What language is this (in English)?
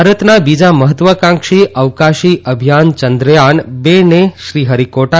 Gujarati